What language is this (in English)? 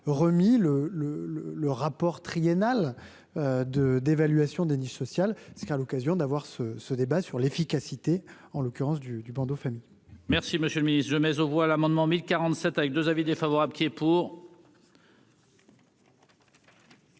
French